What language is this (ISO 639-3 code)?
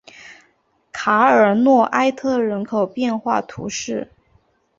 zho